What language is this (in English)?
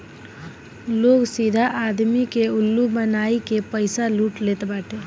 Bhojpuri